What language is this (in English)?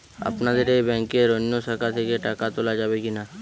Bangla